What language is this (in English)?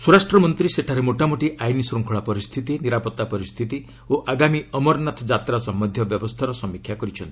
Odia